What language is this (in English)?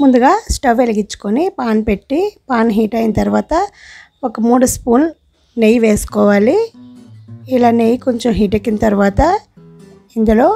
Telugu